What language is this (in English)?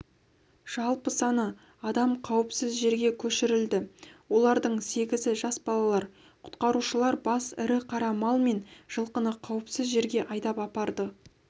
Kazakh